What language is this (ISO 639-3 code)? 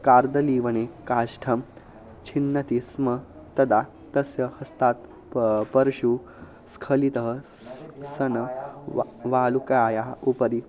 san